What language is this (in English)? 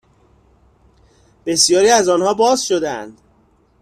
Persian